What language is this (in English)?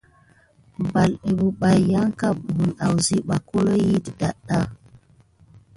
Gidar